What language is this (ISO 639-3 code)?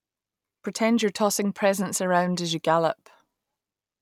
eng